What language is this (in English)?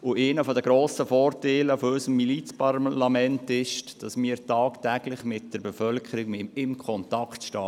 Swiss German